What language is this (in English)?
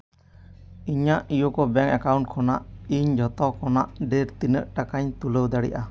Santali